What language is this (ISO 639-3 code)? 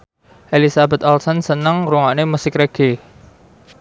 jav